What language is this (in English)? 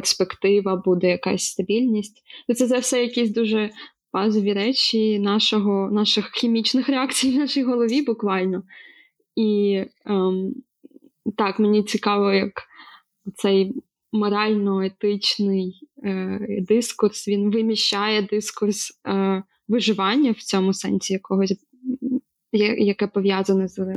Ukrainian